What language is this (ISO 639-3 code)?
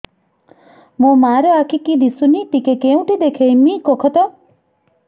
ori